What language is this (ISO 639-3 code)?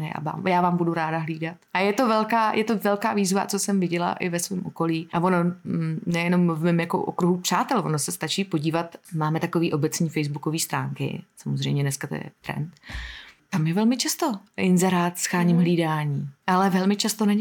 ces